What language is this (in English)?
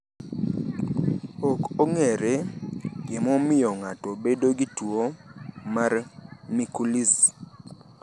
Luo (Kenya and Tanzania)